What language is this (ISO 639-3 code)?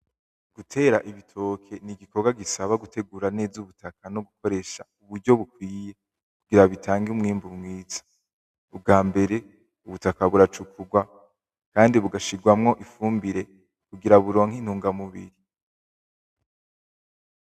run